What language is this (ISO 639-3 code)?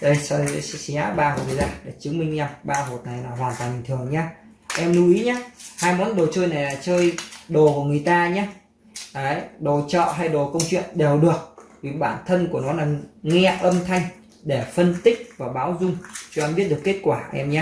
vie